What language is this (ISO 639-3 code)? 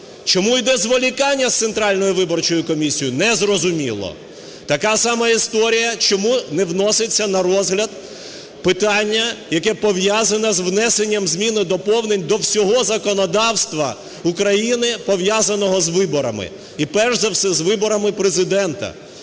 ukr